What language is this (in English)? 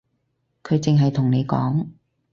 Cantonese